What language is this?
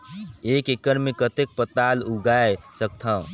Chhattisgarhi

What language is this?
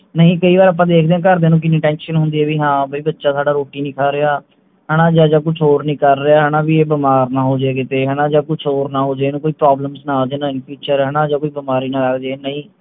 Punjabi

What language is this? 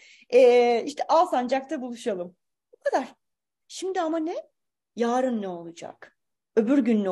Turkish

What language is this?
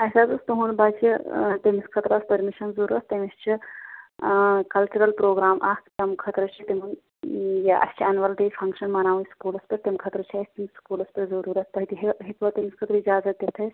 Kashmiri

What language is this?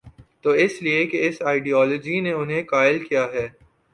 Urdu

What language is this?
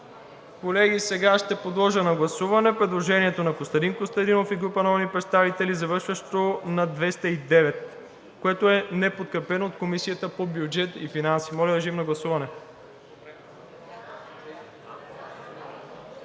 Bulgarian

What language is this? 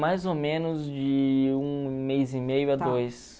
Portuguese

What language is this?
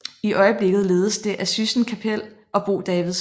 Danish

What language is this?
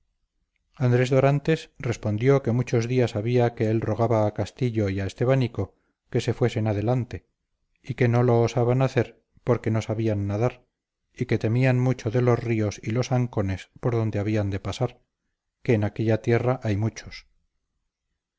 Spanish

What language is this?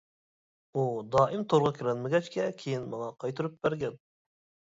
Uyghur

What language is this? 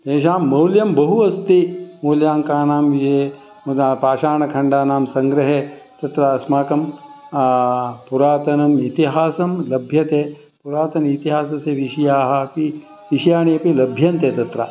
Sanskrit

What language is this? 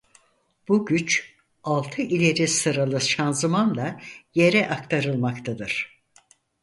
Turkish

